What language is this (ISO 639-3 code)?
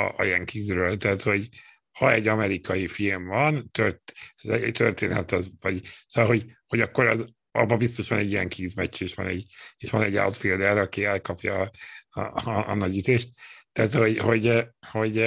hun